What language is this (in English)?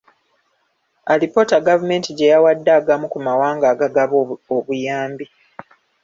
Ganda